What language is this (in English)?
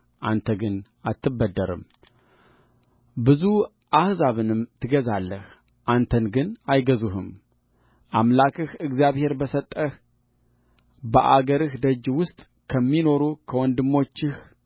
Amharic